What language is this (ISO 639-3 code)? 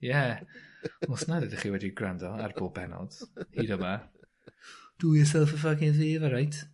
cym